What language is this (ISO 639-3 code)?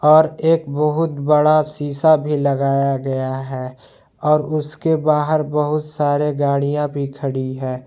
hin